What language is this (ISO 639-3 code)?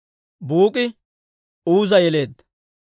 dwr